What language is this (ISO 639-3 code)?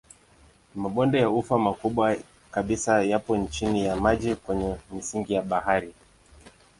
swa